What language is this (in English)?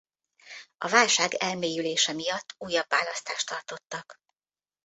Hungarian